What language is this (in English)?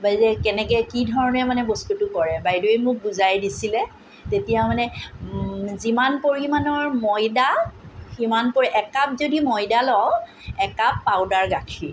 Assamese